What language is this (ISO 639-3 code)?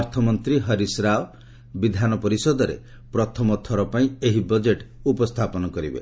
ori